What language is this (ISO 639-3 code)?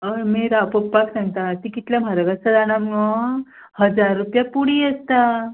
kok